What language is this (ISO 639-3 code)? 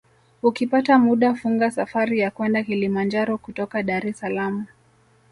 swa